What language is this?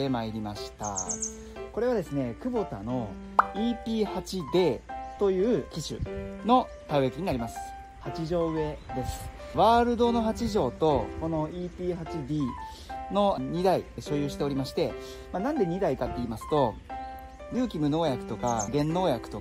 Japanese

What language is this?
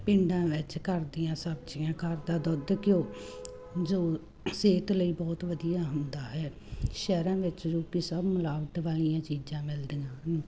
Punjabi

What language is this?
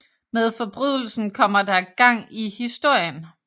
Danish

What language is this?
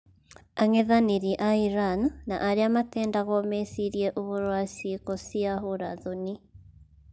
Kikuyu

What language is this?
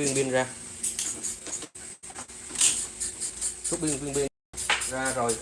Vietnamese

